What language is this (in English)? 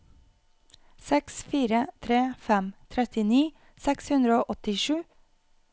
Norwegian